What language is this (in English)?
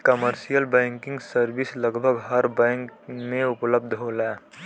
Bhojpuri